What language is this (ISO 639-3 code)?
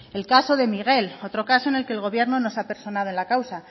spa